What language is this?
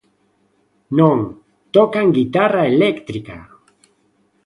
Galician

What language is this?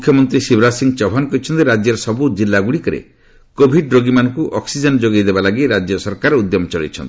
Odia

